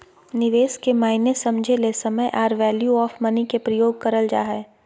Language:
Magahi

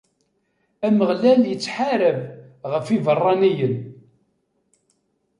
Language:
Kabyle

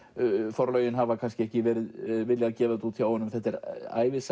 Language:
Icelandic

